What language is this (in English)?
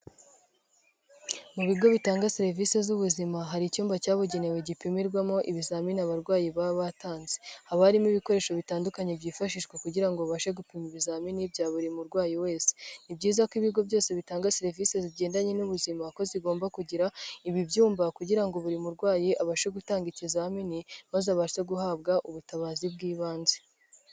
Kinyarwanda